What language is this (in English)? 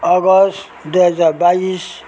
Nepali